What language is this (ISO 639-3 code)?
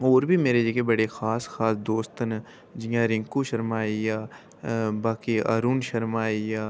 doi